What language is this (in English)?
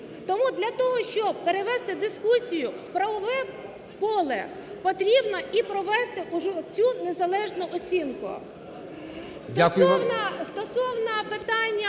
Ukrainian